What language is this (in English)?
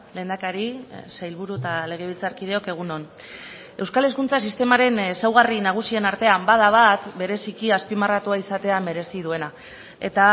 Basque